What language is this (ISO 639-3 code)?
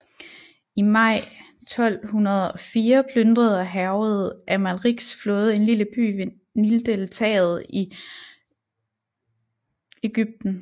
dan